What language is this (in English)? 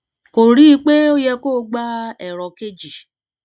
Yoruba